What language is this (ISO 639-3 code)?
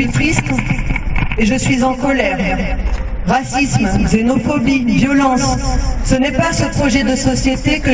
fra